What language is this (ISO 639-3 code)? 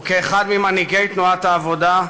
heb